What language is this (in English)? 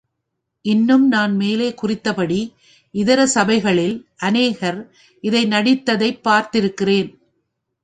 Tamil